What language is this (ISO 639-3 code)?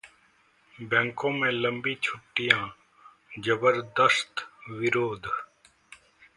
hin